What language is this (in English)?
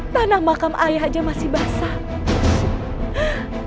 Indonesian